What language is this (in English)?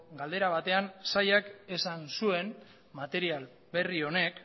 Basque